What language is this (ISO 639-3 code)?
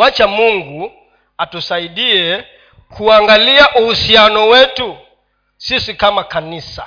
swa